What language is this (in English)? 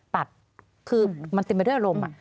Thai